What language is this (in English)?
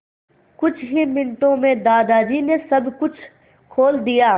Hindi